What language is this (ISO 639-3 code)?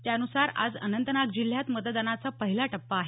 mar